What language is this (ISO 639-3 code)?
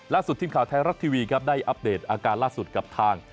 tha